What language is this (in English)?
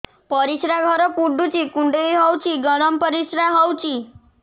Odia